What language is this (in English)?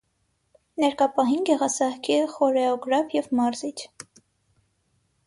Armenian